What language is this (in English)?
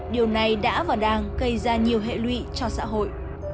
Vietnamese